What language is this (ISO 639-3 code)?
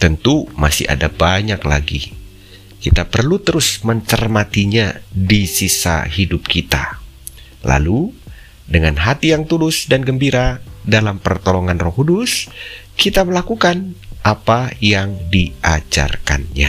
ind